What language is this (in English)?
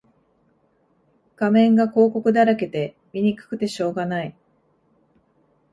Japanese